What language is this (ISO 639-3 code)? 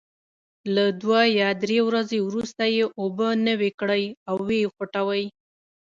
pus